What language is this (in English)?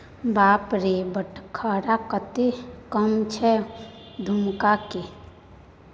Maithili